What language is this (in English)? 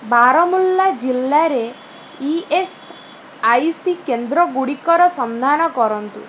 Odia